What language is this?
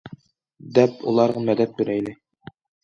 Uyghur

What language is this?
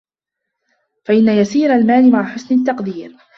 Arabic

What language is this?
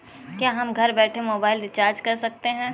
Hindi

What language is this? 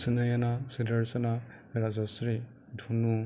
Assamese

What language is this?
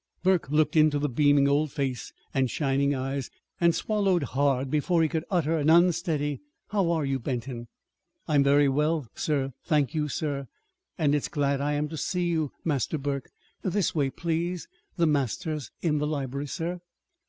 English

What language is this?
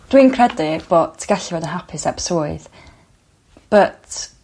Welsh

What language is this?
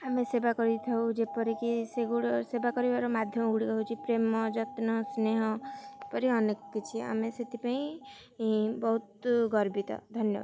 Odia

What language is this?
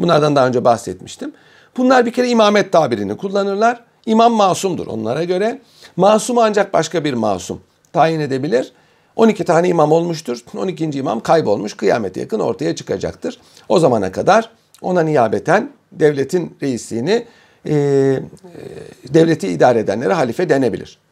Turkish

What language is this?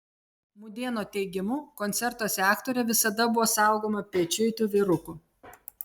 Lithuanian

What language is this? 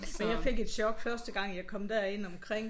Danish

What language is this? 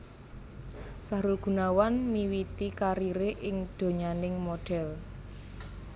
Javanese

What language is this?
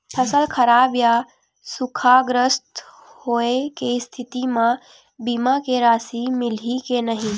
Chhattisgarhi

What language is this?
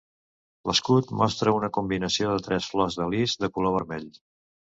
Catalan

